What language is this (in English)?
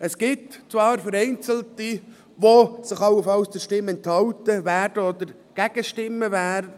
Swiss German